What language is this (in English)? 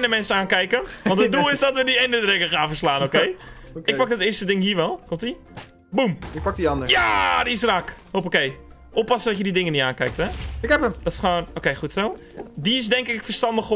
Dutch